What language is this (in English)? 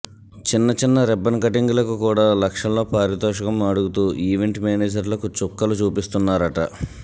Telugu